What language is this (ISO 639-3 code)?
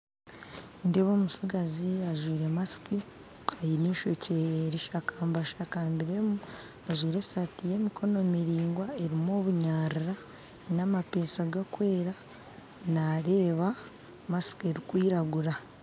nyn